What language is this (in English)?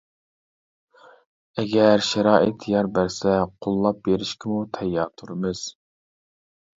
Uyghur